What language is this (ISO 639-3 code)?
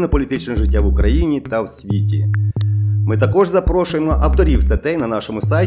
ukr